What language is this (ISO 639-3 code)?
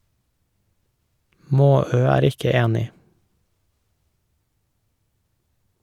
nor